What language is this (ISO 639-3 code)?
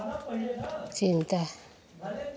hin